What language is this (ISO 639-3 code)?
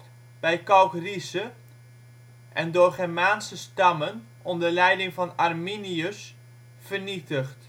nld